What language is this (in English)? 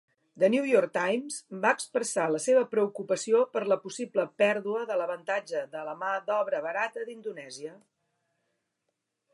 Catalan